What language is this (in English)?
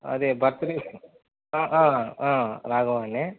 Telugu